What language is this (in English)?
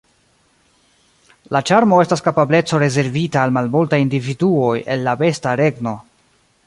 Esperanto